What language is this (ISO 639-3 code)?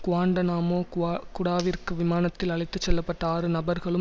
tam